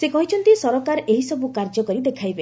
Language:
Odia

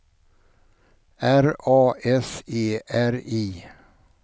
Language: Swedish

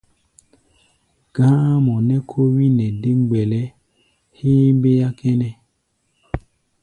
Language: Gbaya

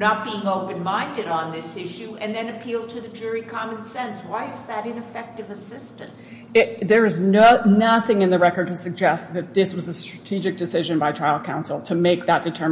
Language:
English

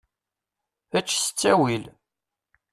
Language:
Kabyle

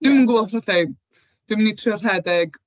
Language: Welsh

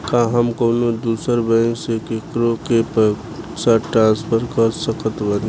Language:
Bhojpuri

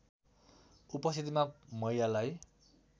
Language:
Nepali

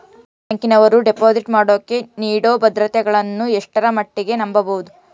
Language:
Kannada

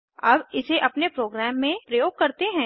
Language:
Hindi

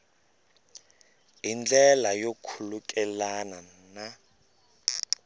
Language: Tsonga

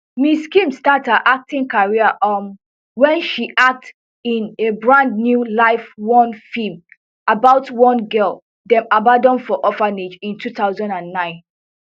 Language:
Nigerian Pidgin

